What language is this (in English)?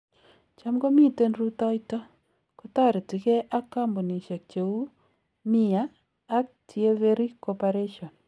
Kalenjin